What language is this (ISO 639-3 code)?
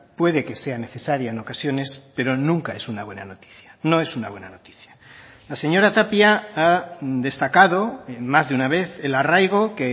spa